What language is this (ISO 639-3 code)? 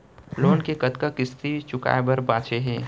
hne